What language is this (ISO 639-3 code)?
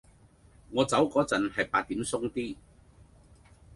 yue